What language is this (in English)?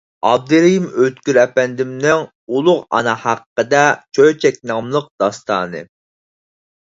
Uyghur